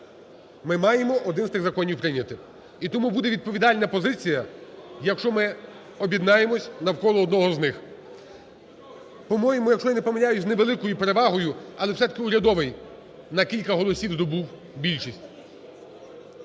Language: Ukrainian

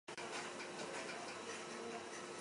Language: Basque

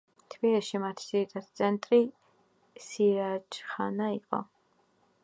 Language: Georgian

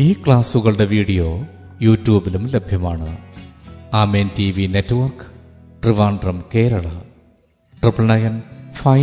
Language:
Malayalam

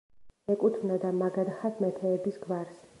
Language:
Georgian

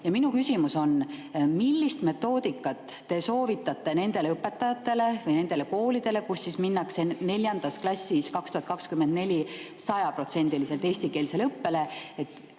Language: Estonian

